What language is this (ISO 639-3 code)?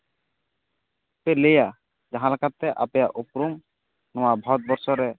sat